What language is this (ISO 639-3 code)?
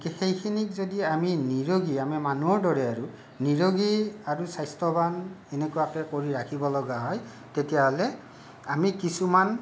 asm